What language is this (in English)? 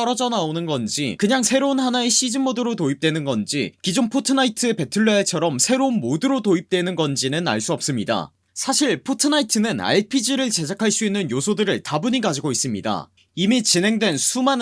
Korean